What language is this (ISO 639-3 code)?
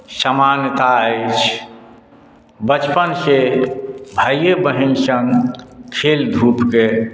mai